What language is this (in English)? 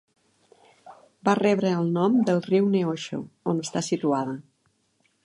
Catalan